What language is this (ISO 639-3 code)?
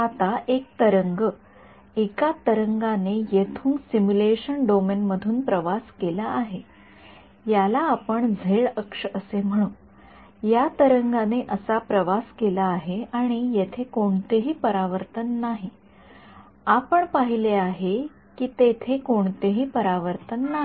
mar